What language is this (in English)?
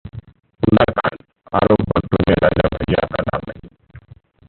Hindi